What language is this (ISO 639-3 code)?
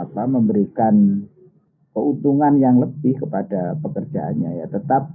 ind